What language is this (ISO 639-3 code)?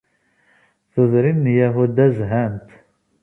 kab